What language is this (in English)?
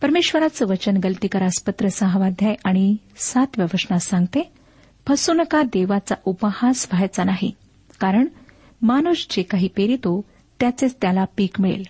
Marathi